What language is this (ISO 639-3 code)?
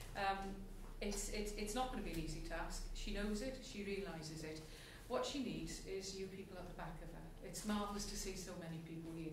eng